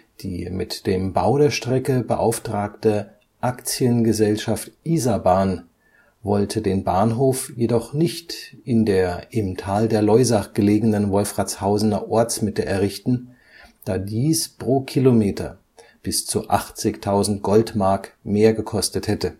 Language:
German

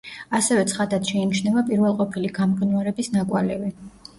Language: Georgian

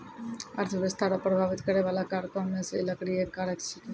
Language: Maithili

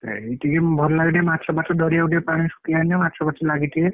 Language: Odia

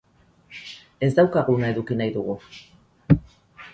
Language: Basque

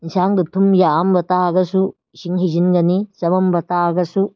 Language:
Manipuri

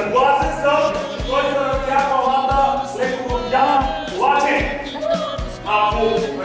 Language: Bulgarian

